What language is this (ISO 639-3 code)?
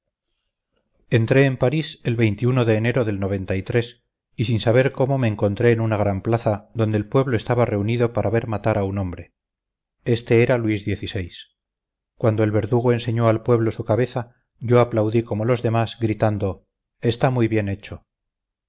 spa